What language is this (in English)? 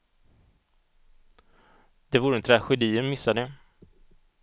Swedish